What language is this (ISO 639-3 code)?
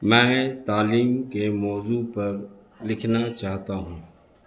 urd